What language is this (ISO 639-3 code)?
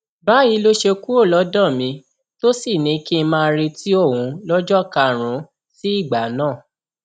yor